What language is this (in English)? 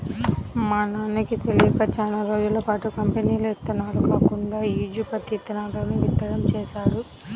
Telugu